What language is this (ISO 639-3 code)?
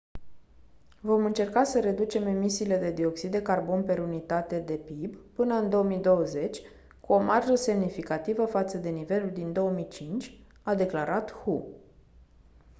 ron